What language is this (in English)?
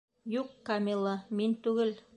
Bashkir